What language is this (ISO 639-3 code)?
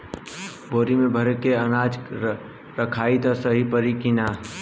bho